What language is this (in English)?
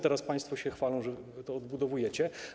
Polish